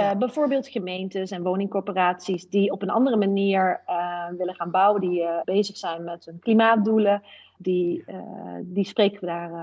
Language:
Dutch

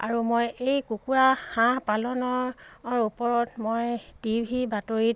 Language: Assamese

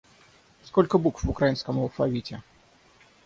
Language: Russian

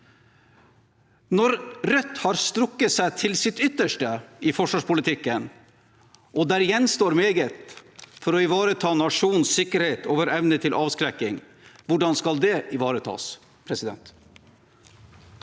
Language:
Norwegian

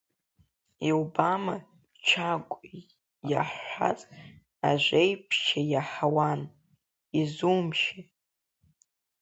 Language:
Abkhazian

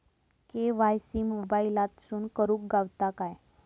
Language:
Marathi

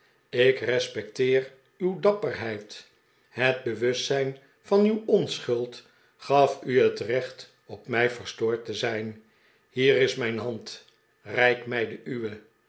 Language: Dutch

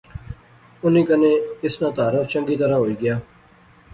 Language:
Pahari-Potwari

